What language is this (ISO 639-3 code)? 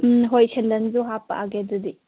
mni